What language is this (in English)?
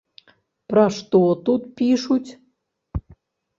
Belarusian